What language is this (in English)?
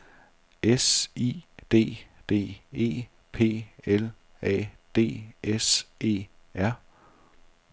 Danish